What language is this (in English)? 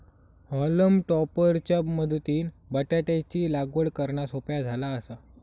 Marathi